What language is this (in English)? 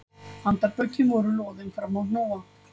Icelandic